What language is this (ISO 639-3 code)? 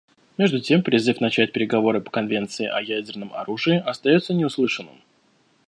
rus